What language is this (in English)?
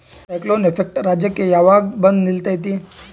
Kannada